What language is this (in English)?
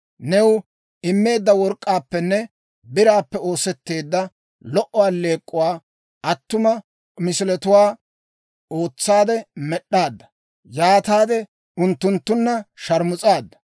Dawro